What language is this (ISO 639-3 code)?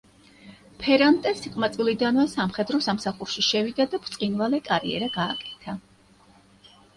kat